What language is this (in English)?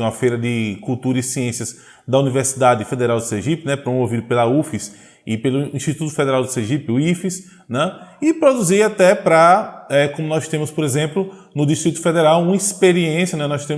Portuguese